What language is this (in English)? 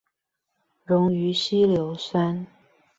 Chinese